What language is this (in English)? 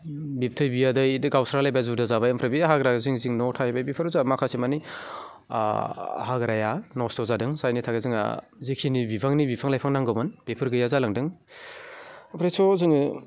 Bodo